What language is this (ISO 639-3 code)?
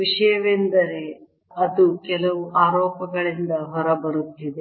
kan